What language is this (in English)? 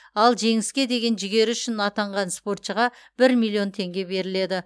Kazakh